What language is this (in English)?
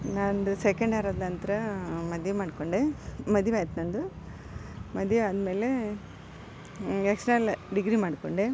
Kannada